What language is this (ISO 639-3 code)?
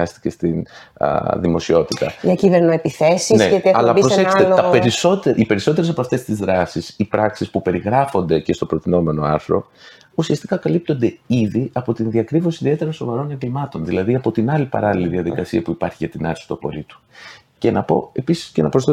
ell